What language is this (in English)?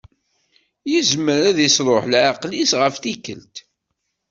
Kabyle